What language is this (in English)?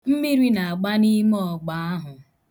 Igbo